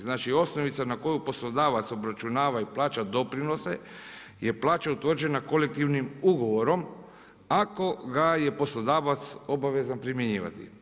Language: Croatian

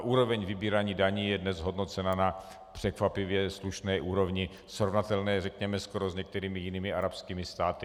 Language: Czech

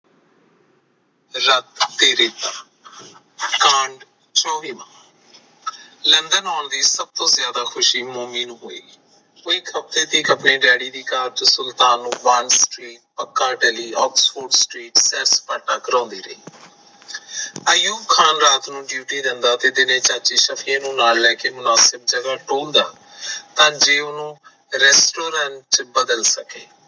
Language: Punjabi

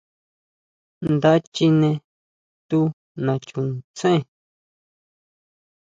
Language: Huautla Mazatec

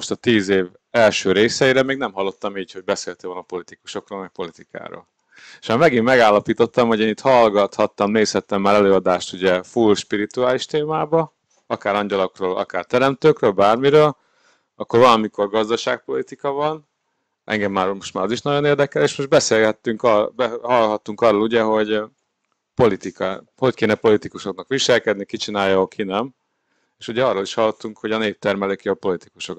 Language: Hungarian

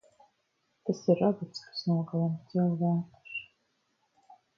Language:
Latvian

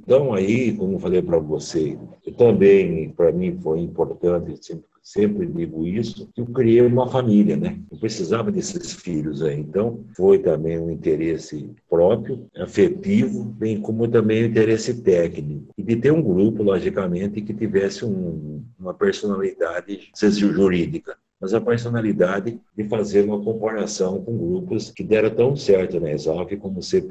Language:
Portuguese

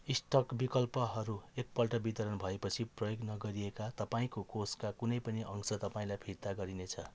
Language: Nepali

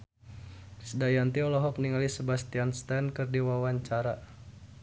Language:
Sundanese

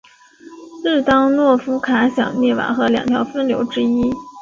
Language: Chinese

